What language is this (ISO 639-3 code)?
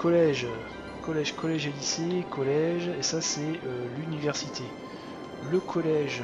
fra